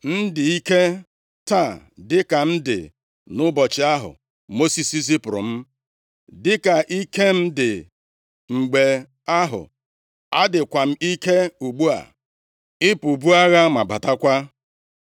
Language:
Igbo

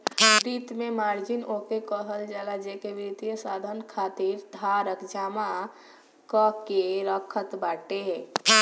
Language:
Bhojpuri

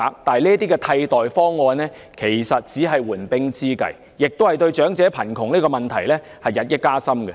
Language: Cantonese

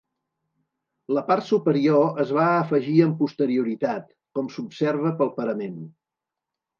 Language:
Catalan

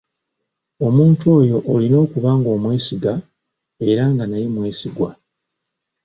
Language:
Ganda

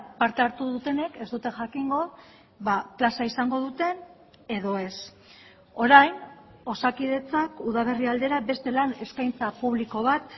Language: Basque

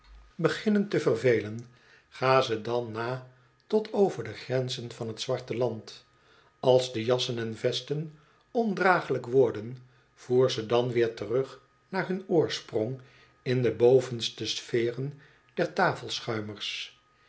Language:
Dutch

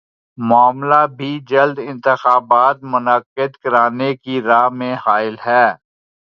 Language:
Urdu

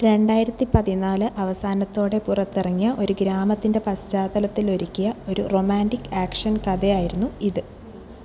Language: Malayalam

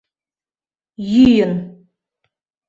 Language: Mari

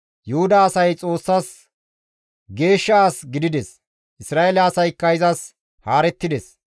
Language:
Gamo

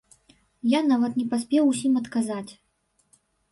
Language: Belarusian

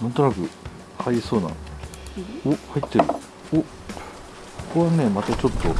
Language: Japanese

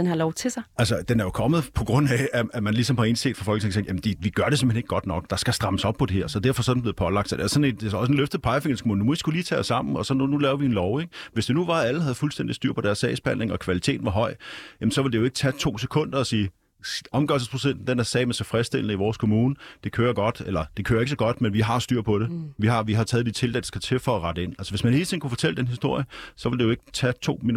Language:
Danish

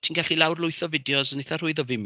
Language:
Welsh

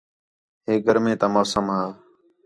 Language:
Khetrani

